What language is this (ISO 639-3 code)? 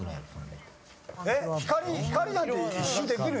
jpn